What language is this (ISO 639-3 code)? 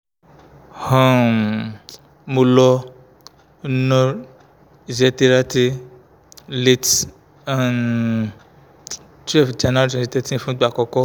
yor